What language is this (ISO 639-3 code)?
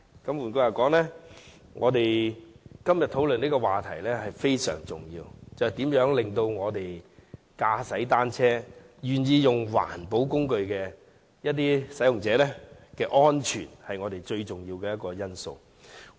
yue